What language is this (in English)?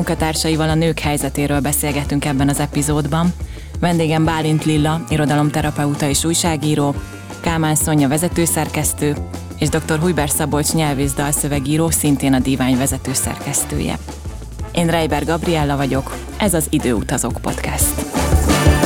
Hungarian